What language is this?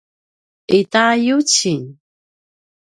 Paiwan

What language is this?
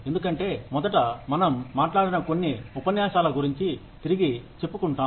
Telugu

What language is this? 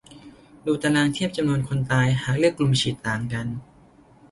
Thai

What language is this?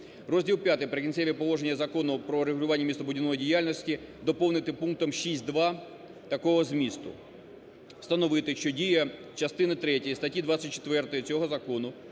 Ukrainian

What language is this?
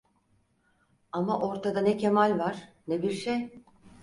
Turkish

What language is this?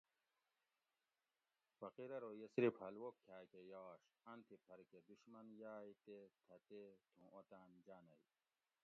Gawri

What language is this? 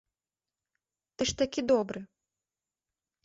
Belarusian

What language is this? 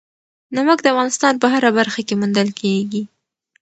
Pashto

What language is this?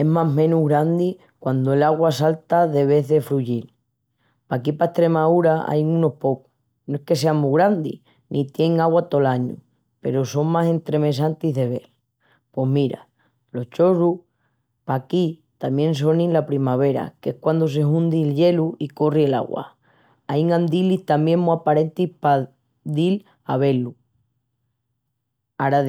Extremaduran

